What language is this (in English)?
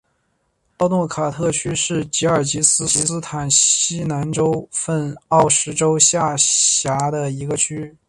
Chinese